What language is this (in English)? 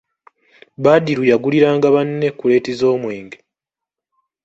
Ganda